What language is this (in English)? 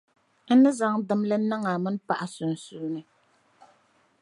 Dagbani